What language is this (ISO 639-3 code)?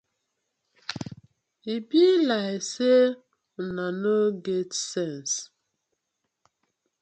pcm